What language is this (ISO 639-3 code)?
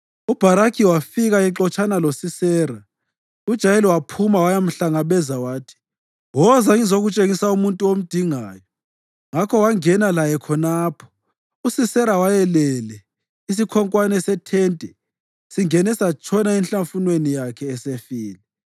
nde